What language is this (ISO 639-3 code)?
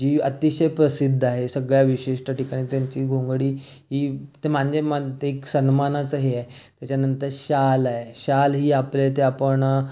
mar